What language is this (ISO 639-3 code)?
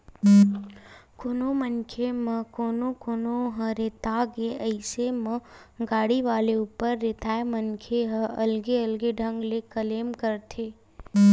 hne